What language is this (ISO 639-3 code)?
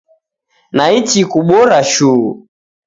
dav